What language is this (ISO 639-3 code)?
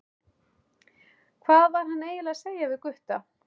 isl